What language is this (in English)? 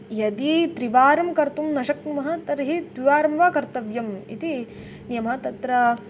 Sanskrit